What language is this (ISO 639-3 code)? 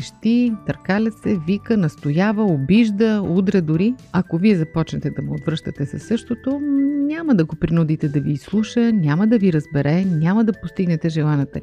bul